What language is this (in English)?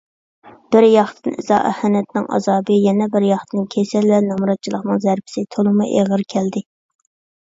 Uyghur